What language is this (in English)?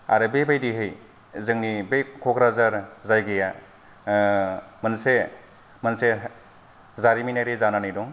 Bodo